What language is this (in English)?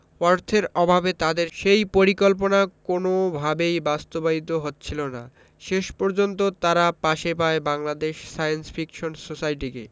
Bangla